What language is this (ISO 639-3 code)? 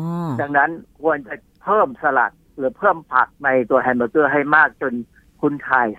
tha